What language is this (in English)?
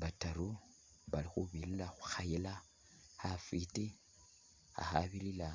Masaaba